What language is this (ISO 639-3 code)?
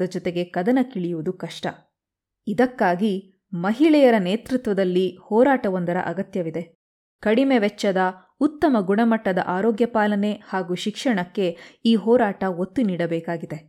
kan